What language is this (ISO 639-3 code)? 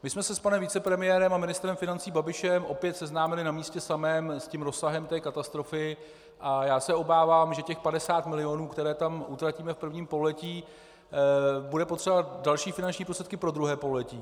ces